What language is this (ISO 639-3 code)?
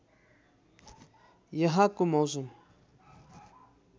nep